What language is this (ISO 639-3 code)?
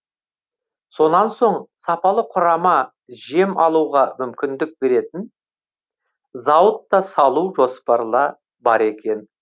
kaz